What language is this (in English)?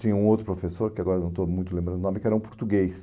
Portuguese